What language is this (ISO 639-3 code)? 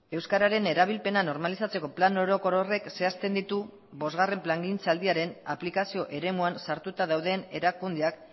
eus